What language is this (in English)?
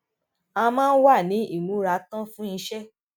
Yoruba